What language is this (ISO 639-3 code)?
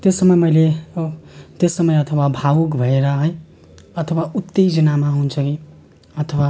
nep